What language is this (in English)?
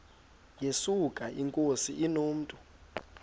Xhosa